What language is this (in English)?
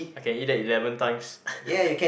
English